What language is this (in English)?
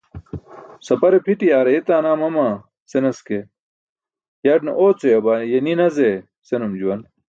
Burushaski